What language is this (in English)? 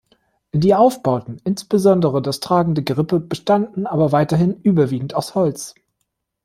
German